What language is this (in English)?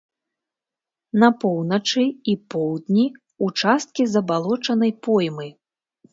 Belarusian